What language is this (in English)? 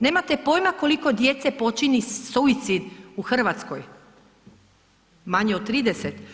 Croatian